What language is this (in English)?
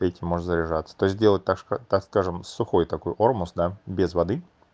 Russian